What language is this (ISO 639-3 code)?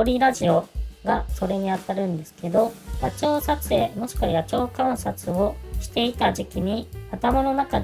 jpn